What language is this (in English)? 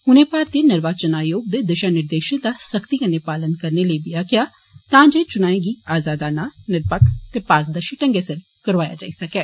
Dogri